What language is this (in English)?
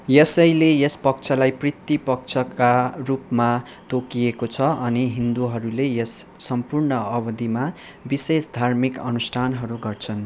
Nepali